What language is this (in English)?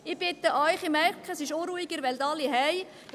Swiss German